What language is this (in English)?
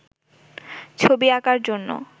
Bangla